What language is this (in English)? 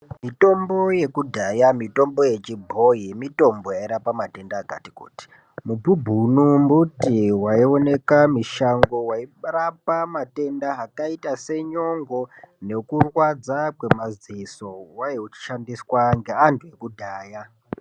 Ndau